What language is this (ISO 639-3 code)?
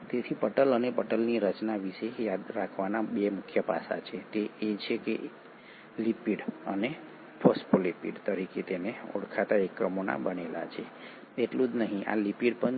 guj